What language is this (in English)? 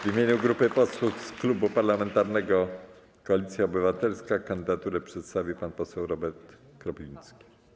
Polish